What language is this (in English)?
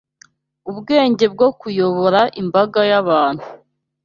Kinyarwanda